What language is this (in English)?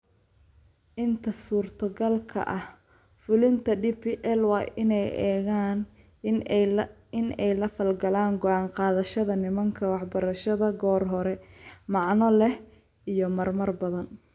Somali